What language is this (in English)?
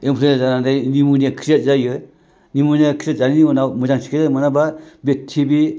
Bodo